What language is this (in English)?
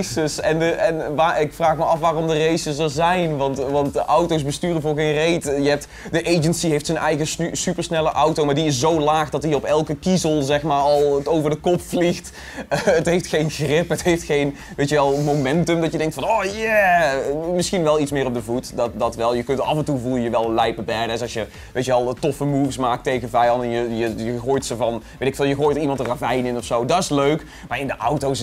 Dutch